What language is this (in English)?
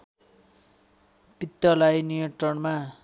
Nepali